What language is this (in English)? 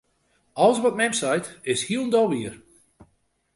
Western Frisian